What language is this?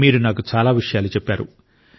Telugu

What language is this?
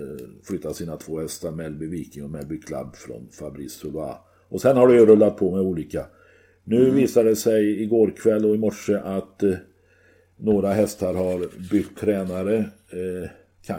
Swedish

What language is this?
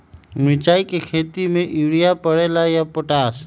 Magahi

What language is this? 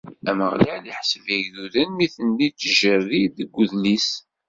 Kabyle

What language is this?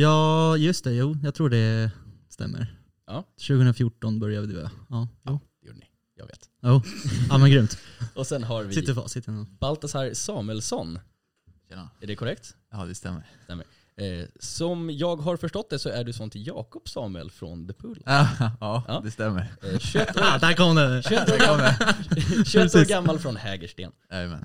Swedish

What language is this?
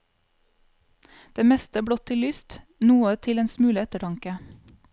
Norwegian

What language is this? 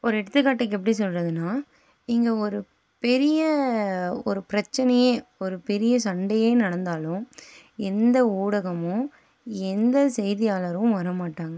Tamil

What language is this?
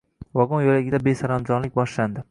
Uzbek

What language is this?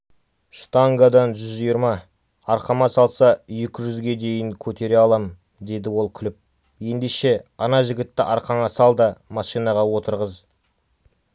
Kazakh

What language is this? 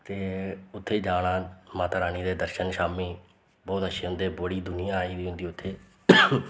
Dogri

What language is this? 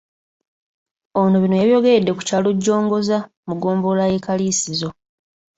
Ganda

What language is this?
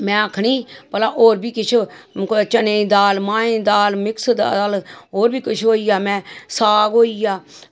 Dogri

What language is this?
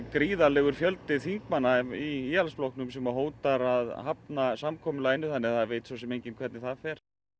Icelandic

